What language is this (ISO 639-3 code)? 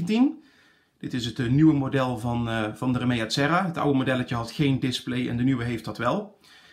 nld